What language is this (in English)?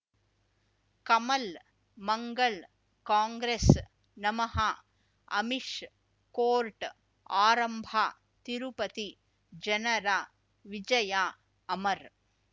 Kannada